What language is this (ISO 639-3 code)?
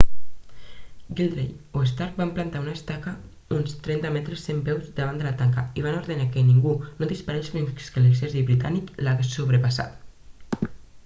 cat